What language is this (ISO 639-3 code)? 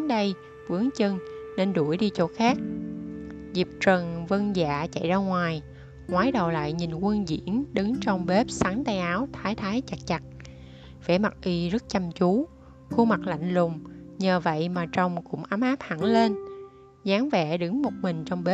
vie